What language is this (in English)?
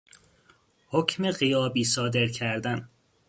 Persian